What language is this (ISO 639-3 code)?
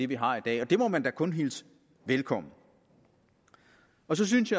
dan